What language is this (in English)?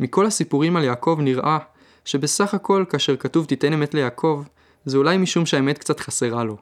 Hebrew